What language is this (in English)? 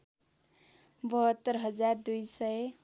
Nepali